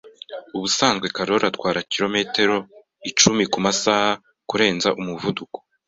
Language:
Kinyarwanda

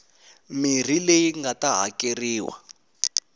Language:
Tsonga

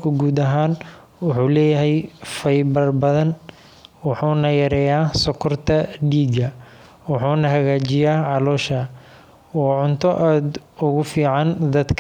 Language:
Somali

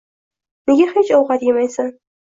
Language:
Uzbek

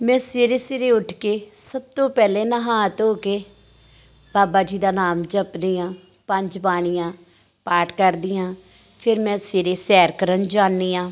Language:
Punjabi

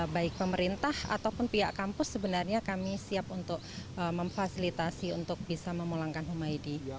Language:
Indonesian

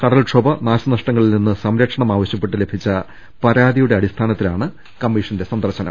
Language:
Malayalam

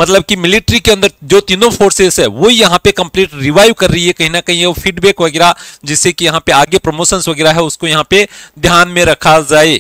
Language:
Hindi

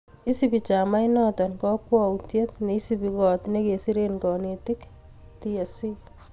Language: Kalenjin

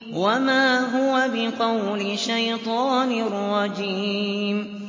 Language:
Arabic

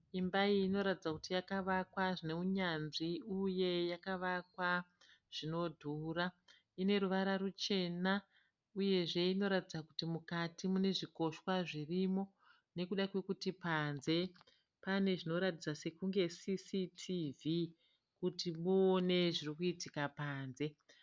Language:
Shona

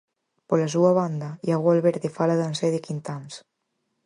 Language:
Galician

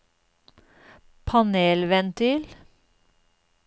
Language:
Norwegian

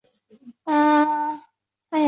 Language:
Chinese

